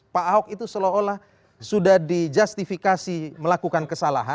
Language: Indonesian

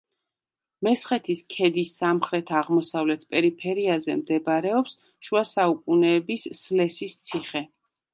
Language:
Georgian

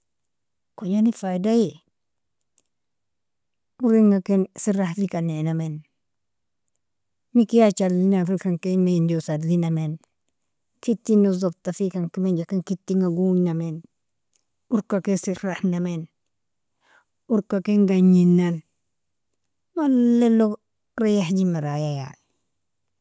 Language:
Nobiin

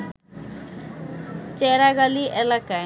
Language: Bangla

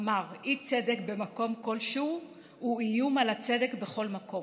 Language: Hebrew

